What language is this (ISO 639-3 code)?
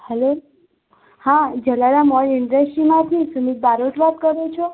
guj